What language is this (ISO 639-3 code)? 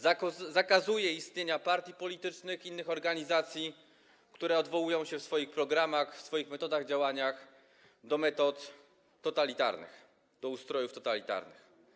pol